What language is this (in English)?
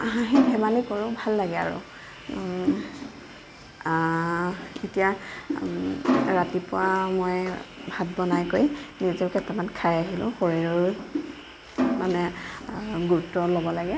Assamese